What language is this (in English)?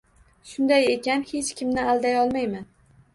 Uzbek